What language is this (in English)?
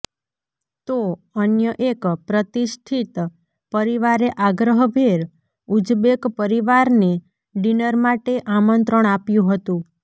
Gujarati